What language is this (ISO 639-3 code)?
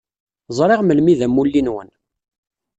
kab